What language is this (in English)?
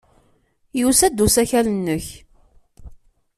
Kabyle